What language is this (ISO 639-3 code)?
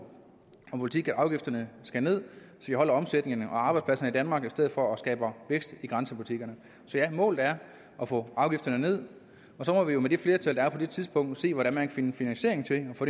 dan